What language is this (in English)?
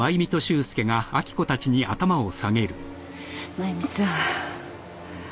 Japanese